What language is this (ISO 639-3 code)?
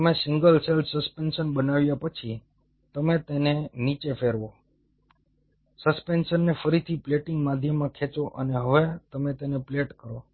guj